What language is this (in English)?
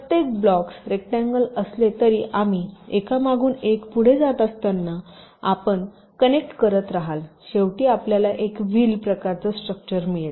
Marathi